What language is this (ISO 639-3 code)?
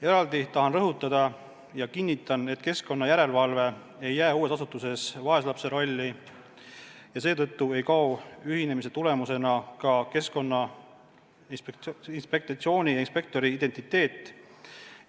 est